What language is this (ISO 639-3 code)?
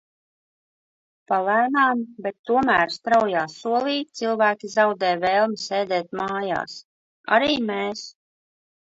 lav